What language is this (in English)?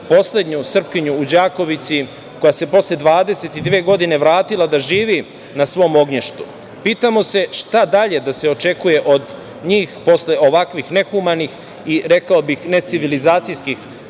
Serbian